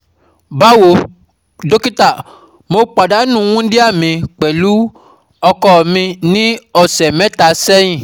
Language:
Yoruba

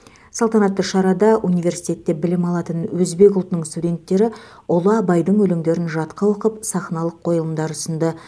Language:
Kazakh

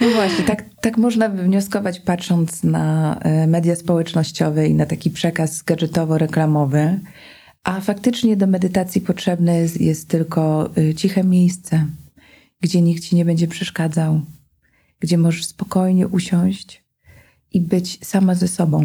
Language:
Polish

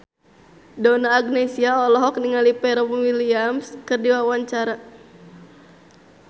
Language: Sundanese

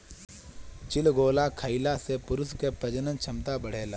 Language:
Bhojpuri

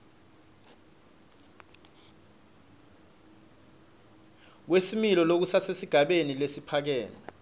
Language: Swati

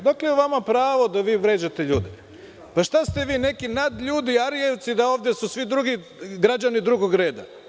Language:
Serbian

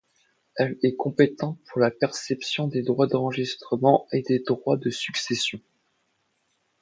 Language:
French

